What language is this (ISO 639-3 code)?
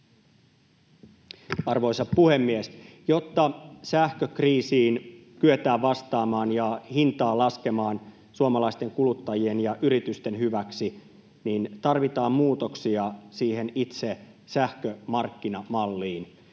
fin